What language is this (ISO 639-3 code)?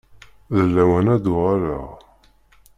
kab